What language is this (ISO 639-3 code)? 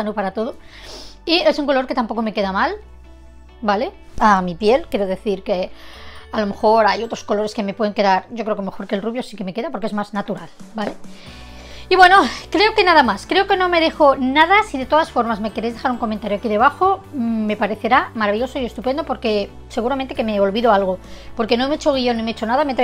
spa